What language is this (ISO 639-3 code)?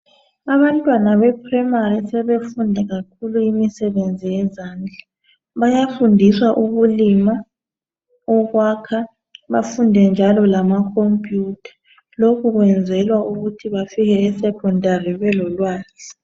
nde